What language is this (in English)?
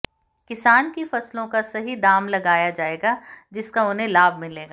Hindi